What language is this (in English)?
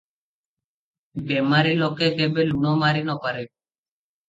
Odia